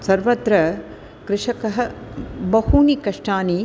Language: Sanskrit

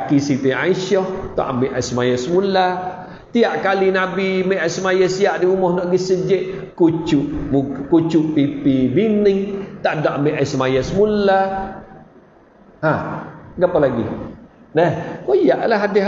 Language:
Malay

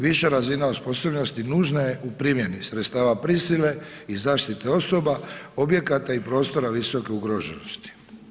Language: Croatian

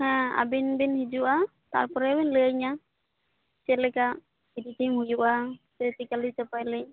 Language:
Santali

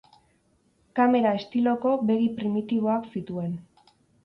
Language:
Basque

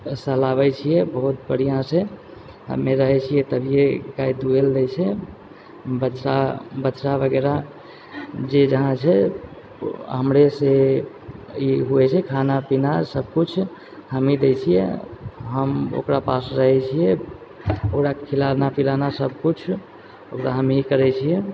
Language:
Maithili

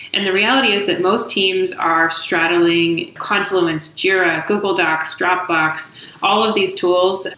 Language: English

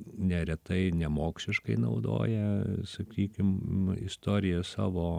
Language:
Lithuanian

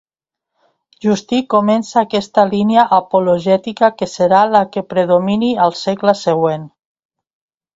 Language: Catalan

